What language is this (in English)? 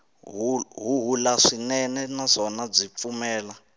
Tsonga